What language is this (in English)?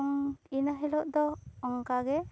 Santali